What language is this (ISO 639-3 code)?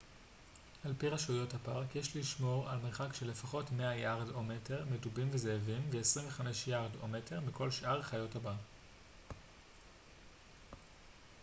heb